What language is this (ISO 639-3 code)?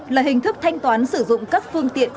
vie